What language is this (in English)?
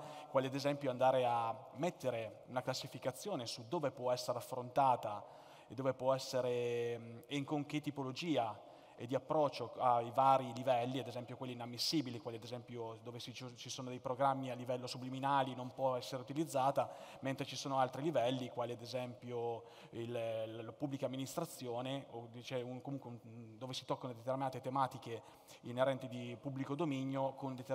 Italian